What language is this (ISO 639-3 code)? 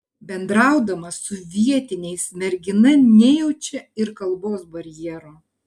lit